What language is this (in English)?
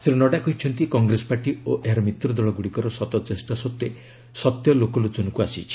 Odia